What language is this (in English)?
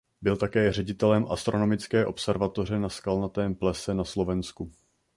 Czech